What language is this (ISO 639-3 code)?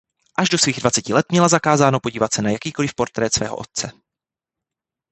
ces